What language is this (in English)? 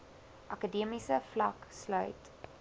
Afrikaans